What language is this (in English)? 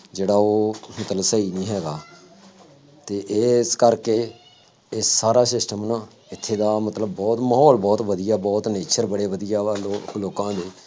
Punjabi